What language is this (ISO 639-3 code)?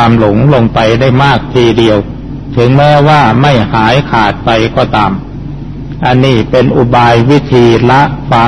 tha